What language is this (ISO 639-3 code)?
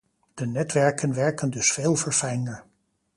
nld